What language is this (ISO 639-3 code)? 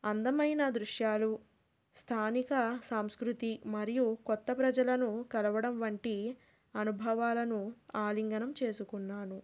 tel